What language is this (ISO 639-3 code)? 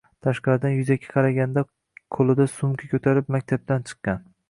uzb